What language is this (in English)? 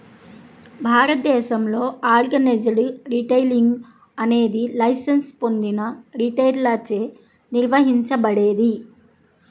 Telugu